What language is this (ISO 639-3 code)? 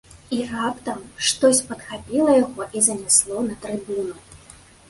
bel